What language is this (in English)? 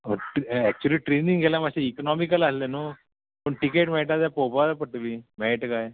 Konkani